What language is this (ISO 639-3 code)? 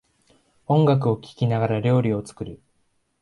jpn